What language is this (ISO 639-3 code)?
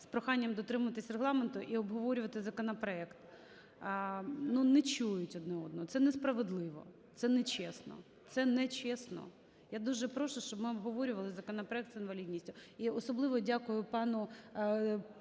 ukr